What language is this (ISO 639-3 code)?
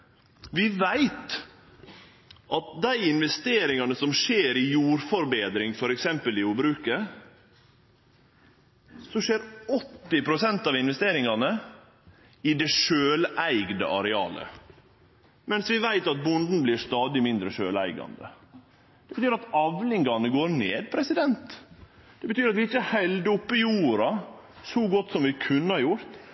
nno